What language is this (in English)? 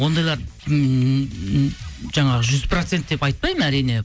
Kazakh